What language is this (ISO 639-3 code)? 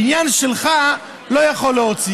heb